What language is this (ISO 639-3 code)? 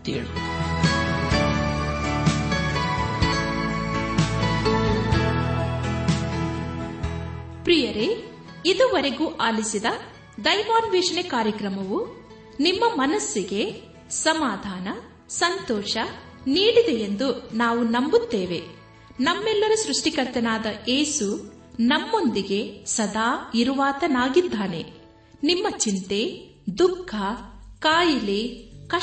kan